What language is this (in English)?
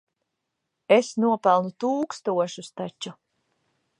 Latvian